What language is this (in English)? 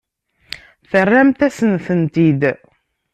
Kabyle